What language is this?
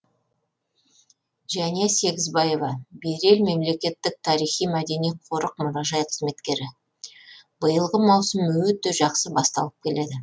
Kazakh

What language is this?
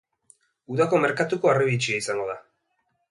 Basque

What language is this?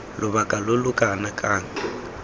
Tswana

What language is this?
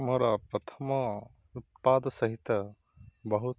Odia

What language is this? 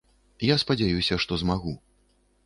Belarusian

